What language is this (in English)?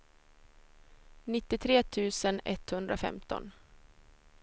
Swedish